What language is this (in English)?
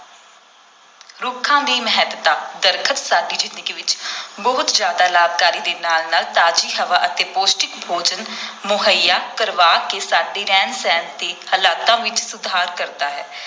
Punjabi